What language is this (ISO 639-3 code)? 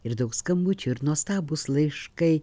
lit